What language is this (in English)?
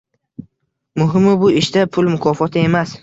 Uzbek